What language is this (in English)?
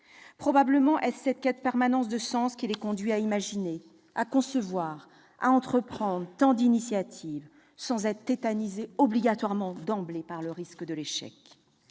French